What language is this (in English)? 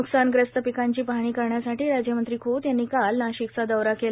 Marathi